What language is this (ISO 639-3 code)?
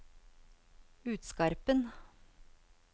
nor